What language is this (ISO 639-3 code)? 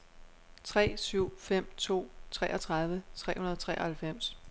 dan